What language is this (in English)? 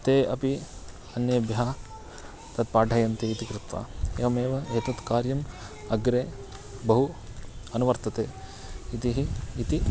Sanskrit